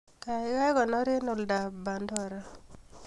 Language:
Kalenjin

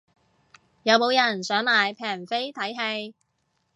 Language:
Cantonese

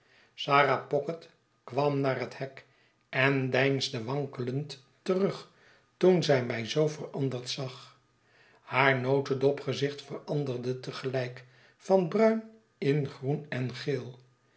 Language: Dutch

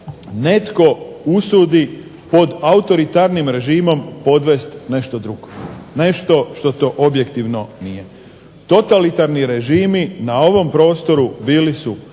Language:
Croatian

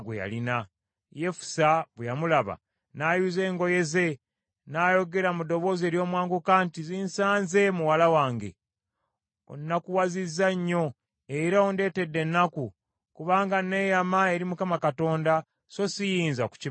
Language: Ganda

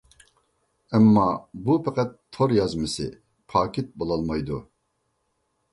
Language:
Uyghur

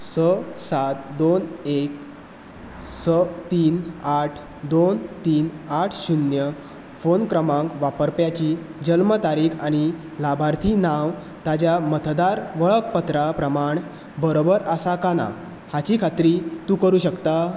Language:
Konkani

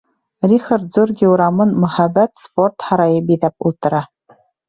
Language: Bashkir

